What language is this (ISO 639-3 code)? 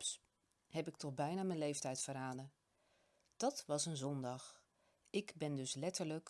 nld